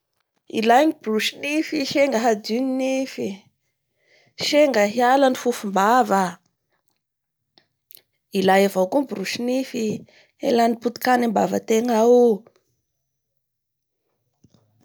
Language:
Bara Malagasy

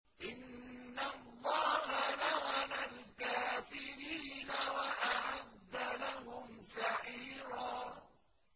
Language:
Arabic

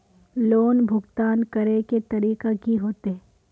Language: Magahi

